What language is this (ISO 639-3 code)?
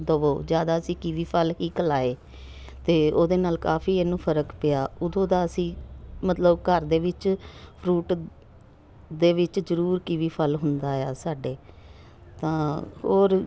pan